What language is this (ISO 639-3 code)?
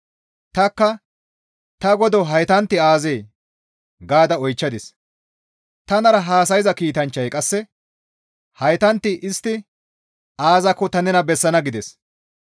gmv